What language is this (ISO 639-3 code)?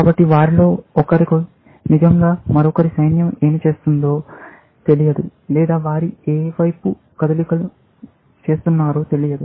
tel